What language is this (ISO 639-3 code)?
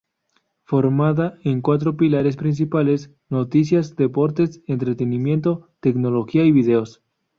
spa